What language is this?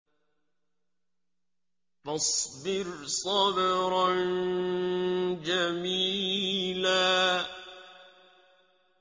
Arabic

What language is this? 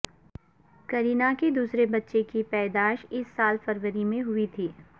Urdu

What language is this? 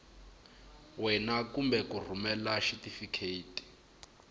Tsonga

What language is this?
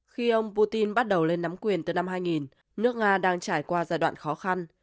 Vietnamese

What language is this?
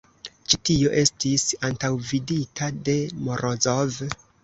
Esperanto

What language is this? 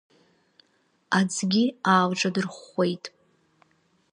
Abkhazian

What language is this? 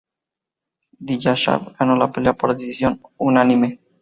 Spanish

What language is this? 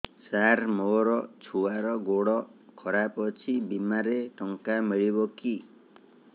Odia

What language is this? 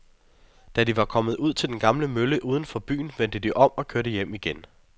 Danish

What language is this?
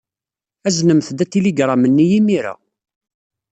Kabyle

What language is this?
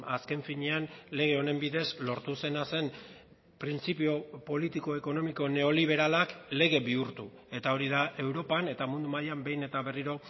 Basque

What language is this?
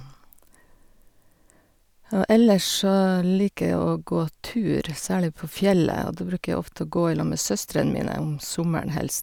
Norwegian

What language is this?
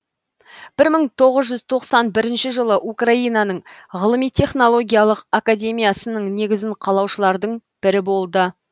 Kazakh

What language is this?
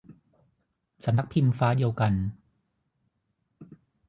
Thai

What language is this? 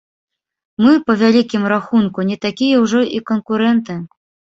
Belarusian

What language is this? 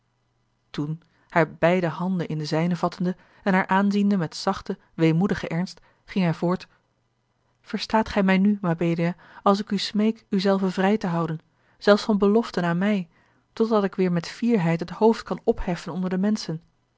Dutch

